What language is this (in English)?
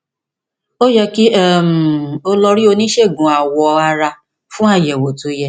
Yoruba